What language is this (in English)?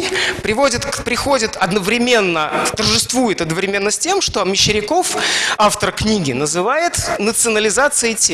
Russian